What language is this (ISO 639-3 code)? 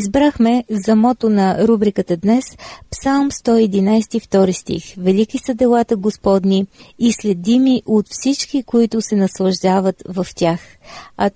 bul